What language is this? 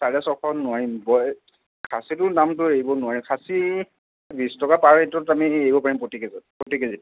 Assamese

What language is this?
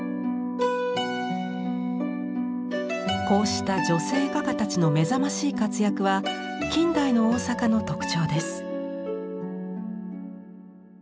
Japanese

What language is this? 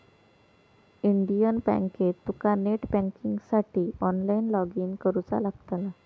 Marathi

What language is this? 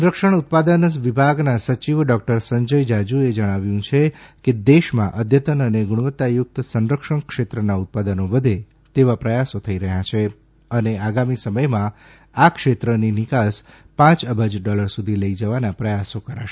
Gujarati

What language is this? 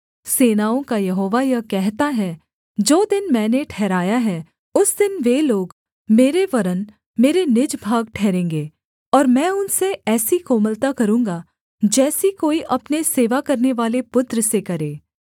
Hindi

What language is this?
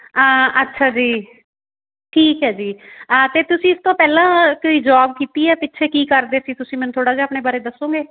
Punjabi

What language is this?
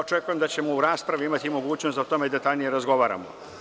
Serbian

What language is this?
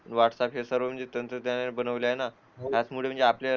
Marathi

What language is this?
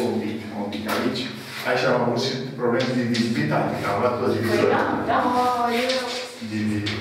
Romanian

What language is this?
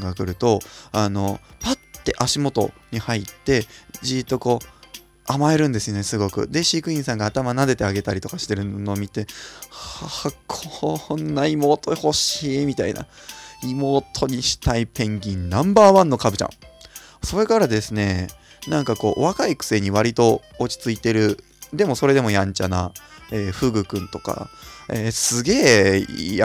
Japanese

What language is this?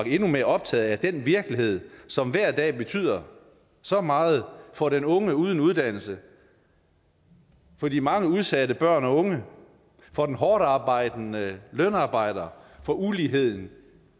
Danish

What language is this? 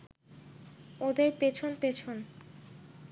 Bangla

